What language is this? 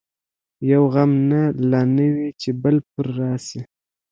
Pashto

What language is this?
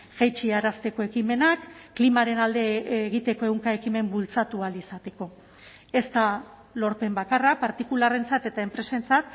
Basque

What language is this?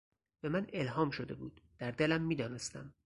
Persian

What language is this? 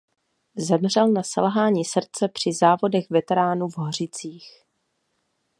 Czech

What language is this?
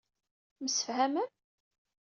Kabyle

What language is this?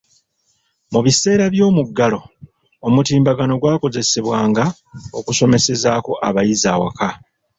Ganda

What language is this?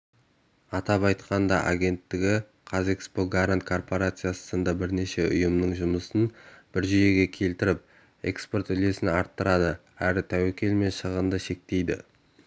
Kazakh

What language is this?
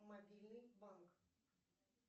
Russian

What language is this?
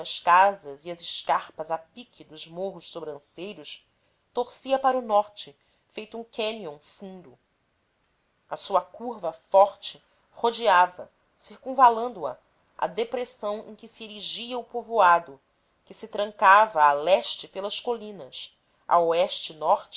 Portuguese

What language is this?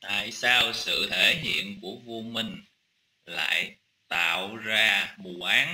Vietnamese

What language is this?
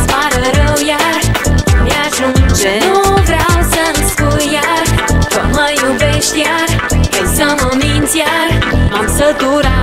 Czech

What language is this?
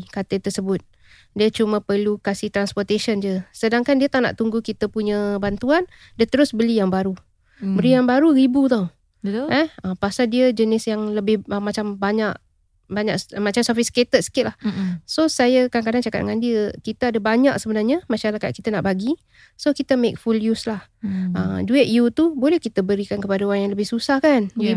Malay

